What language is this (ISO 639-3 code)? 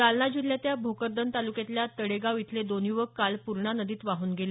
mar